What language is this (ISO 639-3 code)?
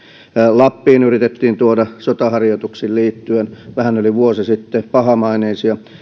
fin